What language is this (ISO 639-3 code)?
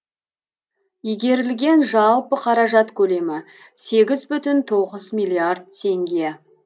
kaz